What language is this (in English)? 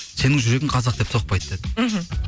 Kazakh